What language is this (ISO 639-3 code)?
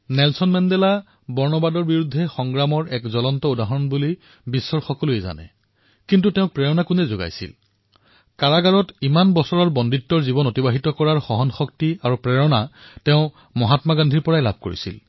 asm